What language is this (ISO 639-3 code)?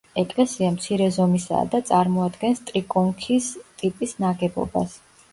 kat